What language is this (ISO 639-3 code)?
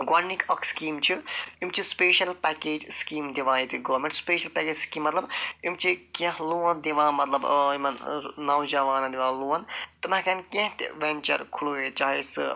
kas